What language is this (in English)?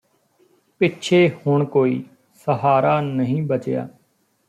Punjabi